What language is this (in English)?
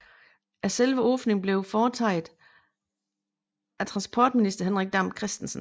Danish